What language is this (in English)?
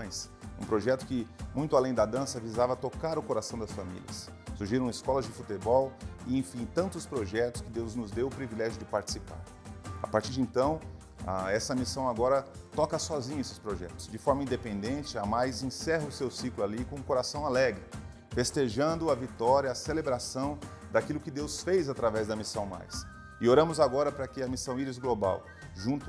Portuguese